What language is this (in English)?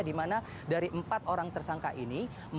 Indonesian